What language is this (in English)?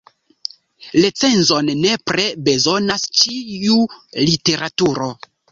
Esperanto